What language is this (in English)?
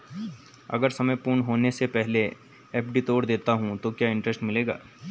Hindi